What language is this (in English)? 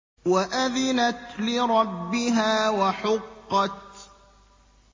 Arabic